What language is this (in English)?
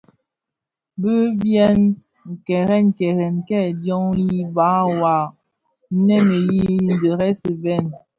Bafia